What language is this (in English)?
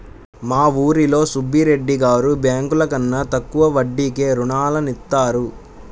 Telugu